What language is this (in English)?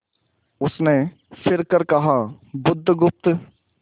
Hindi